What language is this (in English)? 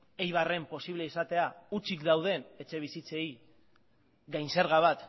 Basque